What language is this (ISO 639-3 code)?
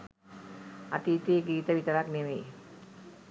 sin